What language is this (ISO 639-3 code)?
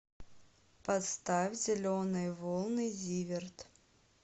rus